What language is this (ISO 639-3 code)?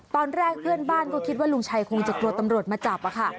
tha